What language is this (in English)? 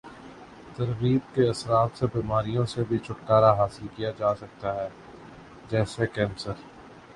Urdu